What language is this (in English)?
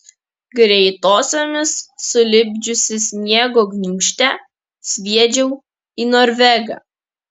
Lithuanian